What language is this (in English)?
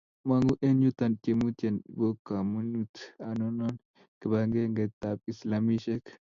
Kalenjin